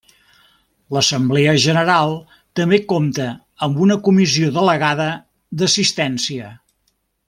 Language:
Catalan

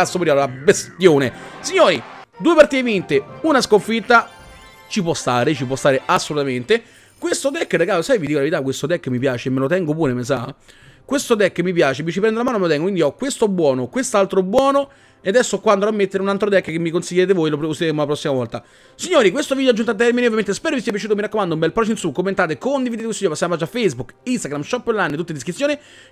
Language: Italian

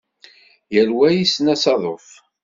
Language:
Kabyle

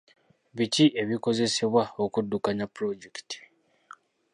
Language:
Ganda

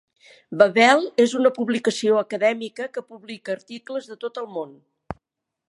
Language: Catalan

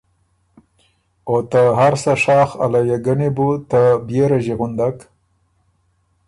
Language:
Ormuri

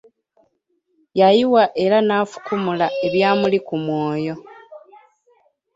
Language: Ganda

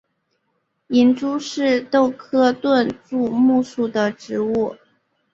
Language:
Chinese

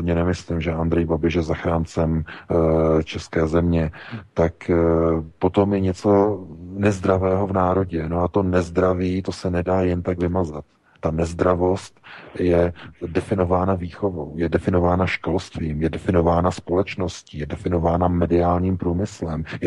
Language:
Czech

